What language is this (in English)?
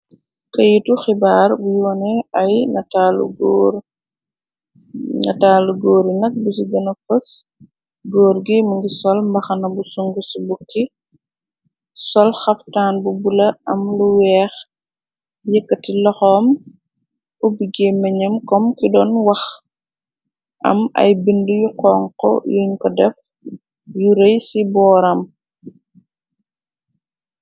Wolof